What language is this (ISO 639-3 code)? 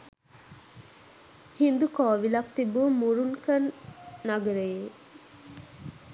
sin